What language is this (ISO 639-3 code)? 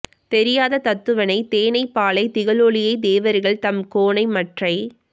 tam